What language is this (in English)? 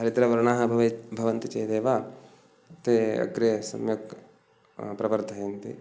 Sanskrit